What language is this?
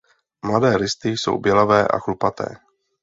Czech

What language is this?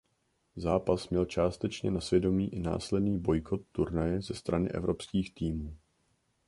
Czech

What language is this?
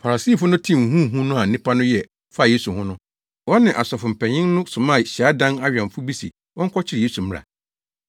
Akan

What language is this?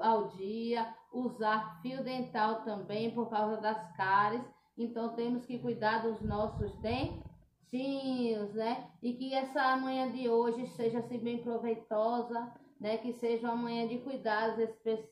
Portuguese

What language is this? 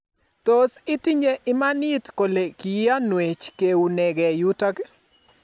Kalenjin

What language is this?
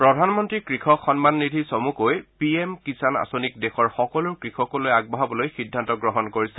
Assamese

